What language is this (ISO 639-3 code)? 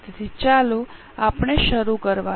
guj